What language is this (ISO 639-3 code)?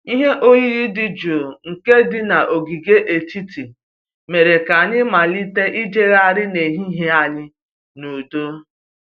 ibo